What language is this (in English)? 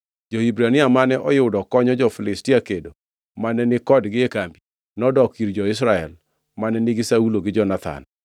Luo (Kenya and Tanzania)